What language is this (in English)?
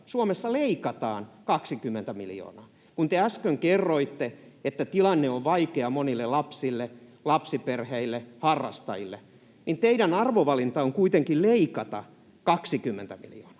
Finnish